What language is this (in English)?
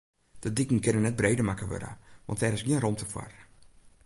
Western Frisian